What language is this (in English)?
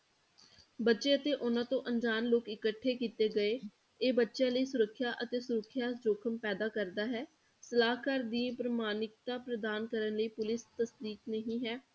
Punjabi